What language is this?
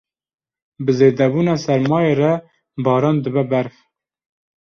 Kurdish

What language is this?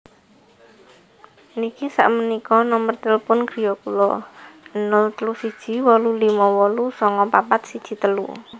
Javanese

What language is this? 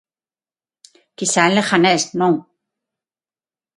Galician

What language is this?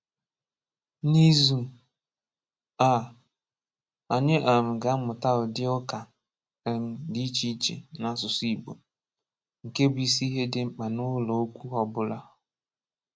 Igbo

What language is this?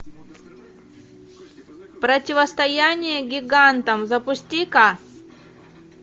Russian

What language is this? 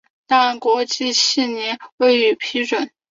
Chinese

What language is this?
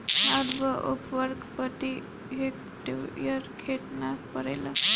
Bhojpuri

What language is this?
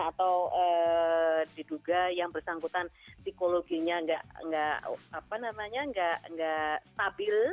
Indonesian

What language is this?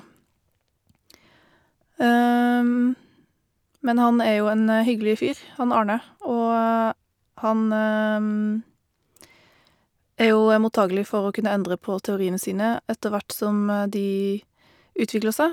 Norwegian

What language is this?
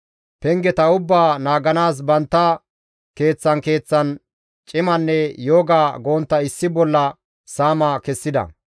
Gamo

